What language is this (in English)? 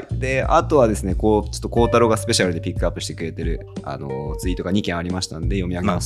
Japanese